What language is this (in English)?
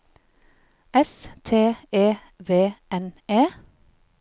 Norwegian